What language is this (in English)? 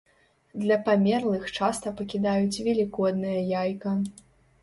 Belarusian